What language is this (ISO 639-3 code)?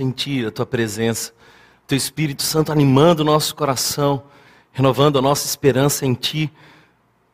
por